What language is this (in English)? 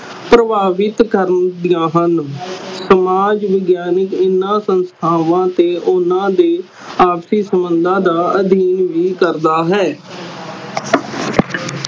Punjabi